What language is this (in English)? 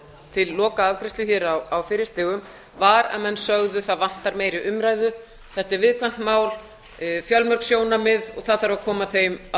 Icelandic